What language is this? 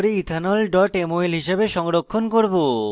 Bangla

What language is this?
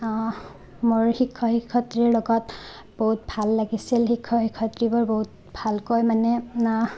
Assamese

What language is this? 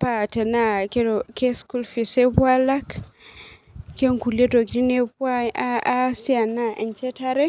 Masai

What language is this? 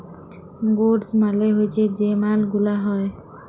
Bangla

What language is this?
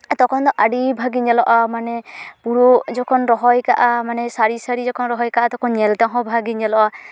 Santali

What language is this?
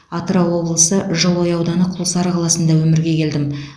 Kazakh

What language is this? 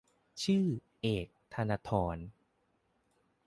Thai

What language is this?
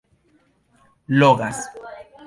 Esperanto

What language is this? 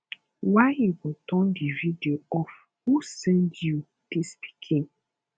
Nigerian Pidgin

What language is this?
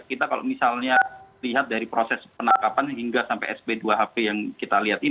Indonesian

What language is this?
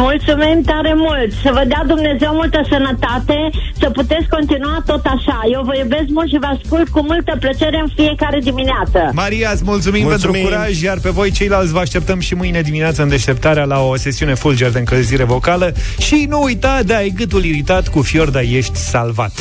Romanian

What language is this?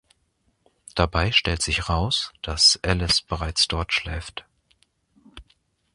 German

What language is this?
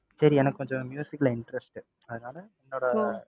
Tamil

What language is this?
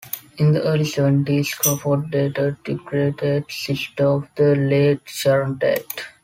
English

